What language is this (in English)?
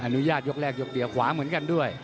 Thai